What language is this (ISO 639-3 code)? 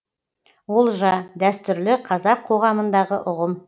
kaz